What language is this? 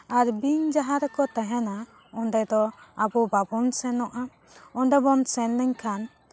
Santali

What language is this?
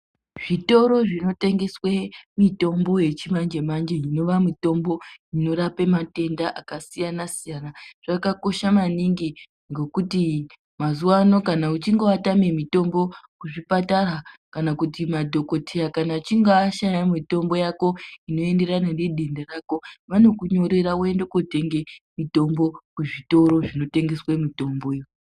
Ndau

